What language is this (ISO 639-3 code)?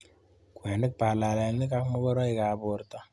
kln